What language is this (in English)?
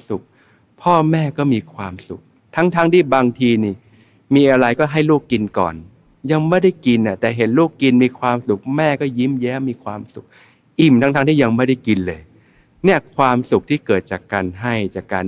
Thai